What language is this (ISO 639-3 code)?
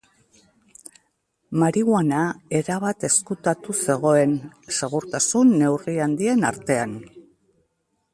eus